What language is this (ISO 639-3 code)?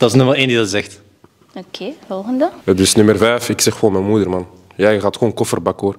nld